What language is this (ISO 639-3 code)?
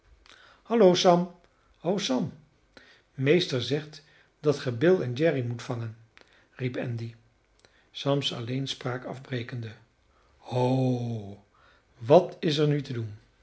nld